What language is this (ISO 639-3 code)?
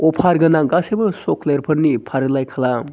brx